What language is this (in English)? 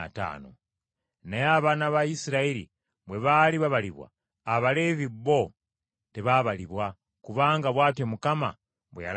Ganda